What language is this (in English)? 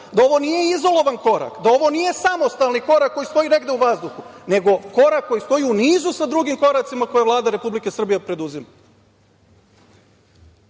Serbian